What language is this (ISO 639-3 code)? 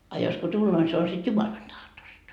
fin